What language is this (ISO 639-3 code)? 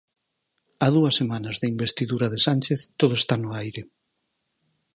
glg